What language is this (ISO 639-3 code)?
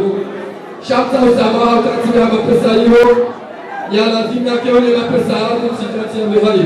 ara